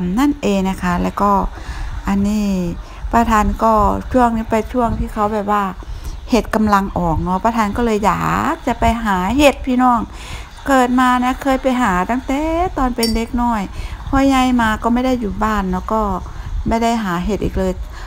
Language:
Thai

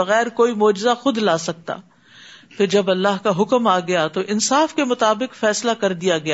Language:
Urdu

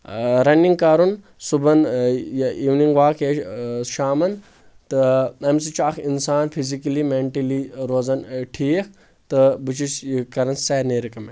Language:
Kashmiri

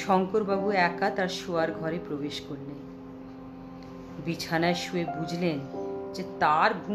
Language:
Bangla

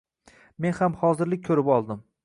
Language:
Uzbek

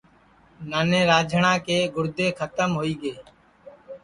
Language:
Sansi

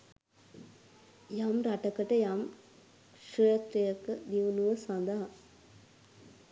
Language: Sinhala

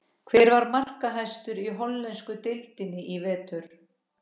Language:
Icelandic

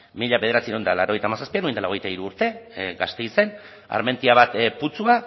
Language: Basque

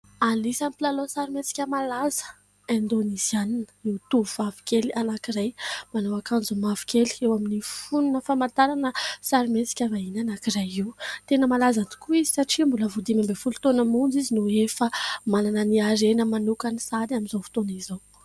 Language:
Malagasy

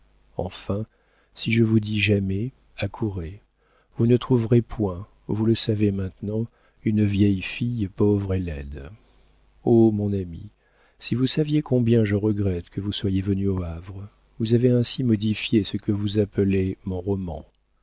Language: French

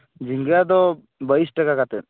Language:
Santali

